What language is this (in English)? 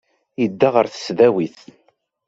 Kabyle